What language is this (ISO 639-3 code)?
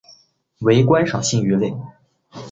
zho